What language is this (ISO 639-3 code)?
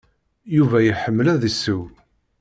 kab